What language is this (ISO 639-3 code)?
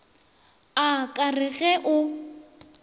nso